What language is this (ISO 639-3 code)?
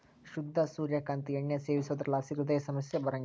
kan